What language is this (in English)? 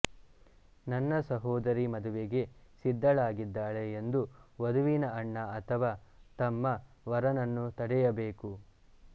Kannada